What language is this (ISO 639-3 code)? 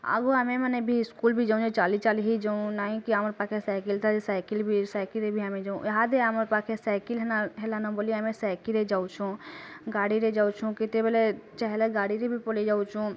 ori